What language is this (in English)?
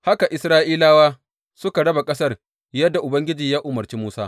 Hausa